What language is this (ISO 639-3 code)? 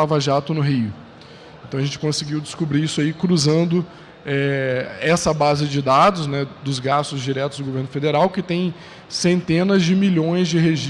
por